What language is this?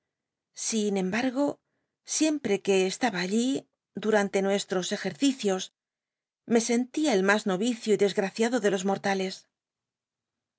Spanish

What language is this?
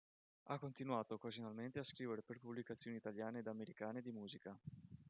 Italian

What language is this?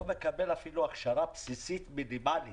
Hebrew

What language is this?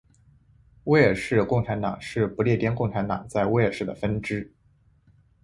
Chinese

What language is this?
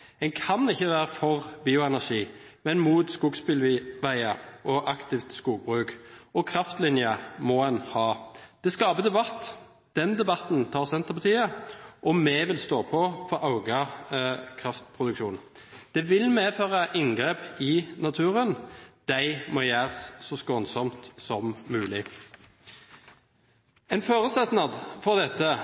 Norwegian Bokmål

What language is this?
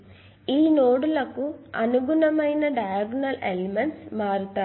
Telugu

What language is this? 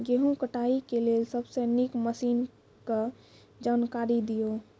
Maithili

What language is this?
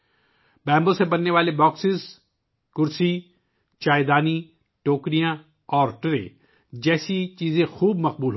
Urdu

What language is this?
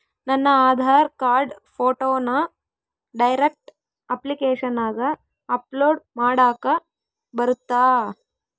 Kannada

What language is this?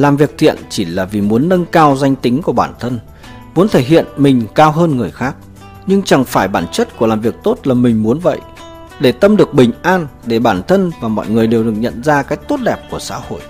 Vietnamese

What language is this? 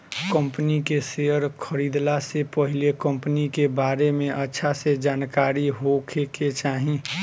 Bhojpuri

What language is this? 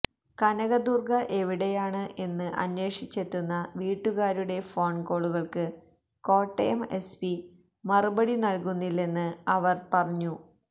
Malayalam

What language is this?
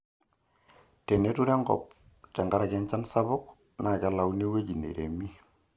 Masai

